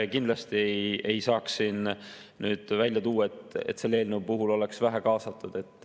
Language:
Estonian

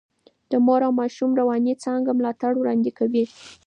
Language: Pashto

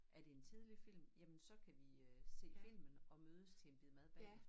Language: Danish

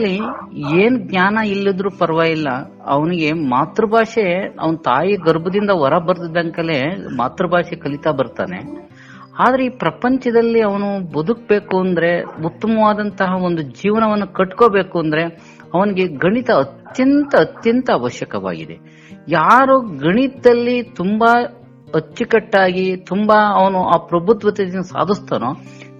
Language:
Kannada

